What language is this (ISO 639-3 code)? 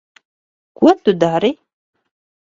lav